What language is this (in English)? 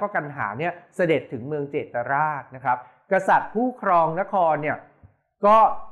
Thai